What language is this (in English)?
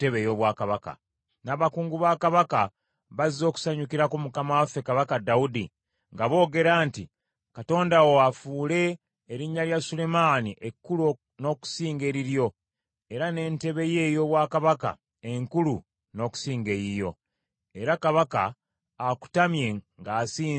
Ganda